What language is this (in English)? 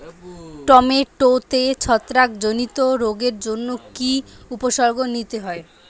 Bangla